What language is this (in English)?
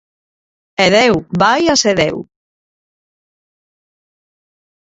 Galician